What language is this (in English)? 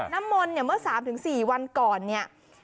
Thai